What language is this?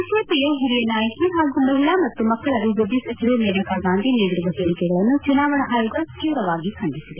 Kannada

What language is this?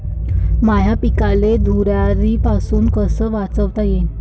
Marathi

